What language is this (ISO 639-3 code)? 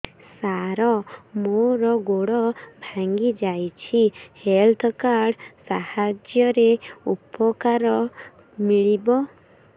ori